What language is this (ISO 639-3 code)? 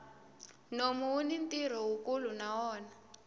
tso